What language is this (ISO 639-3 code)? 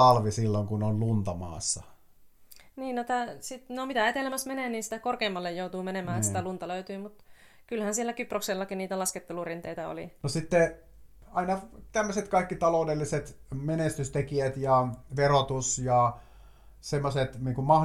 fin